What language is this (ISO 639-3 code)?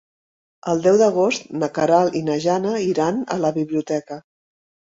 cat